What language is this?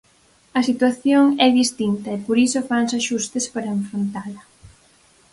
Galician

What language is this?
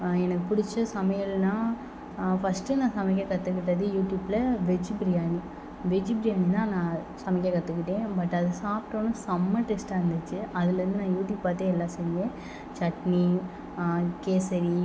Tamil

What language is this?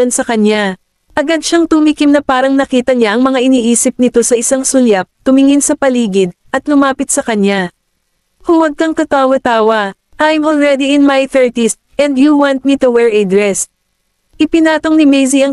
Filipino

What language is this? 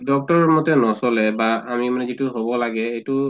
Assamese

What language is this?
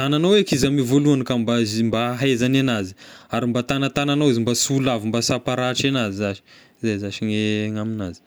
Tesaka Malagasy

